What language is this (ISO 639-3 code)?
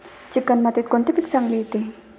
mar